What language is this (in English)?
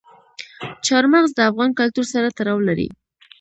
Pashto